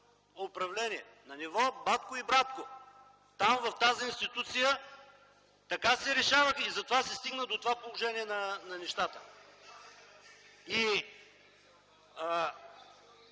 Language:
Bulgarian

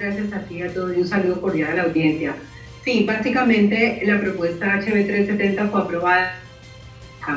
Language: Spanish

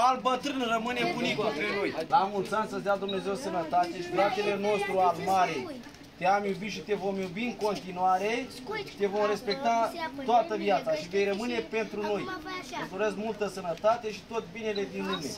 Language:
Romanian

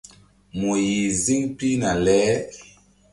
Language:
Mbum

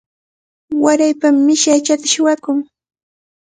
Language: Cajatambo North Lima Quechua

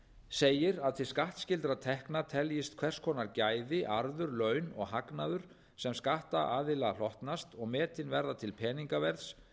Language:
Icelandic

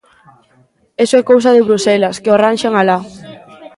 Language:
Galician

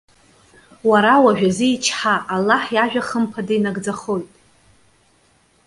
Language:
Abkhazian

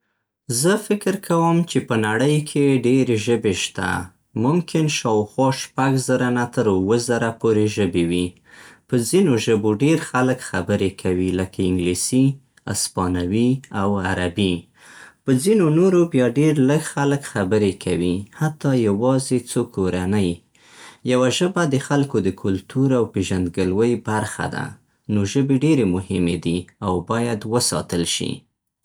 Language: Central Pashto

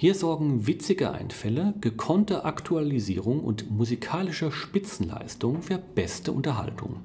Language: German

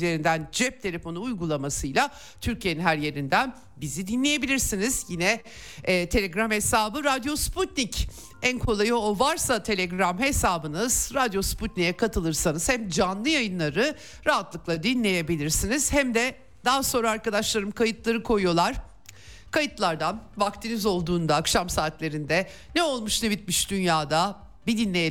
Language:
Turkish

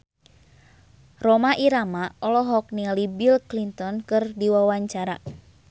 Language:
Sundanese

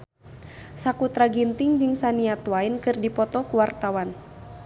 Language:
Sundanese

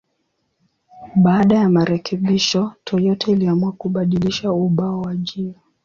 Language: Swahili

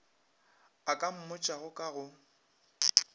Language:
Northern Sotho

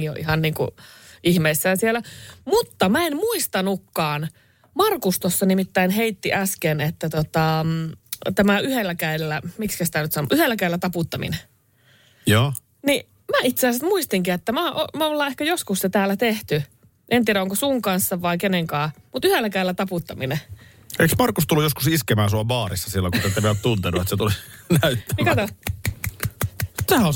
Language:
Finnish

